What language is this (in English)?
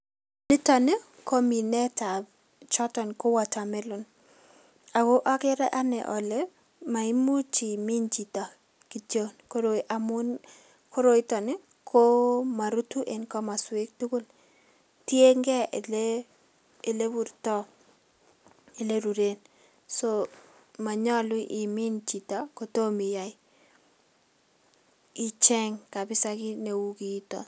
Kalenjin